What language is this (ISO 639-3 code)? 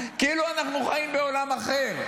heb